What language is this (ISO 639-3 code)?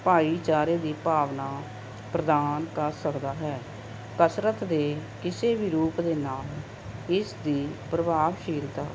pan